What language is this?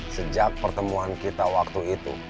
Indonesian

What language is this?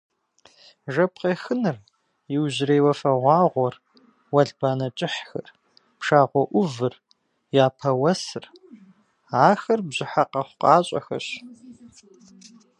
Kabardian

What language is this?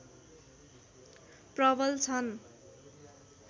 Nepali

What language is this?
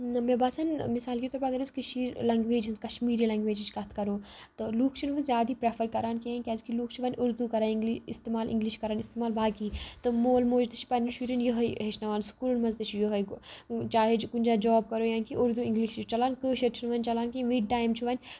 Kashmiri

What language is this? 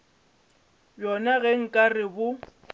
Northern Sotho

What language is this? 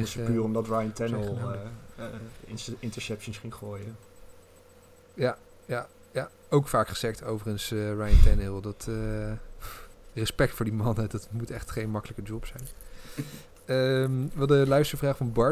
Dutch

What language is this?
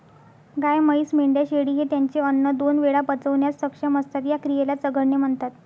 Marathi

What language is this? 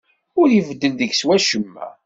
Kabyle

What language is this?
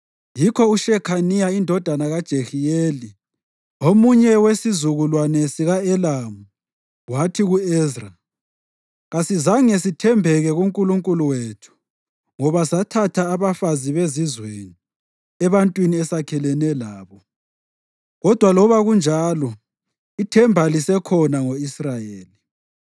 North Ndebele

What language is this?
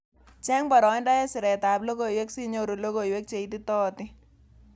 Kalenjin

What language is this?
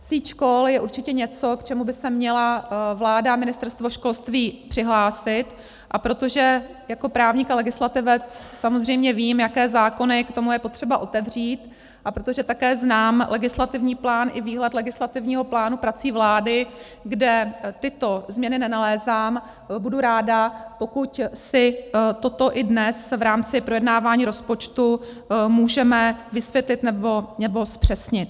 Czech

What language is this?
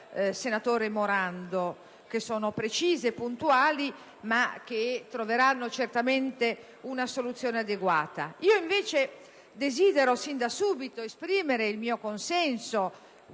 Italian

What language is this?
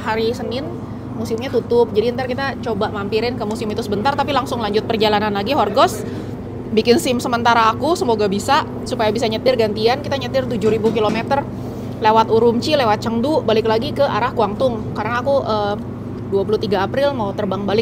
Indonesian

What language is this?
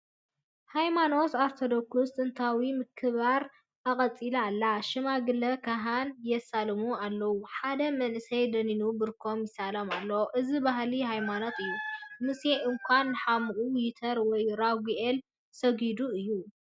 Tigrinya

